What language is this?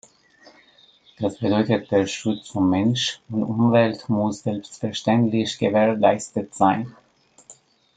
German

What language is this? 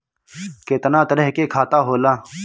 Bhojpuri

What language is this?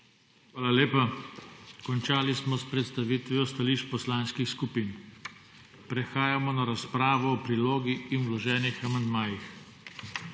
Slovenian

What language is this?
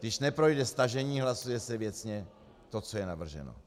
Czech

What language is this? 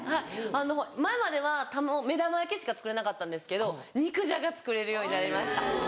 Japanese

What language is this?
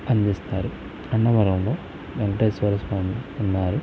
Telugu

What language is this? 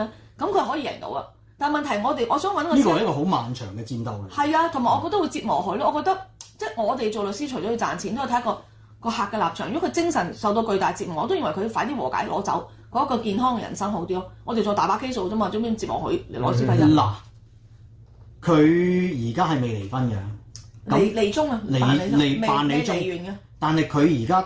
Chinese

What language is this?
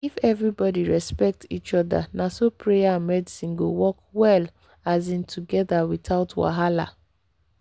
Nigerian Pidgin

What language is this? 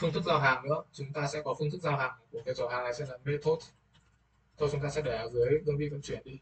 Vietnamese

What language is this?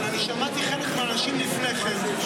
Hebrew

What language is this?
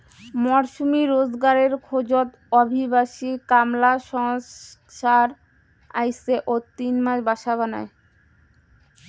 Bangla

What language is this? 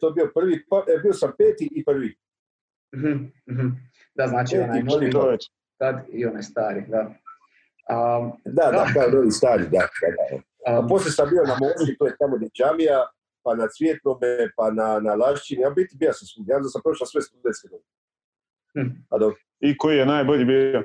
Croatian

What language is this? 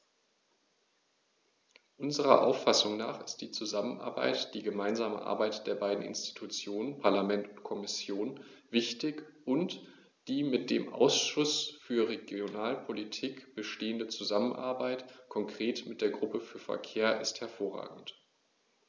German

